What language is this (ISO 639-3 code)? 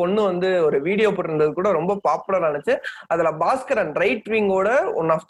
tam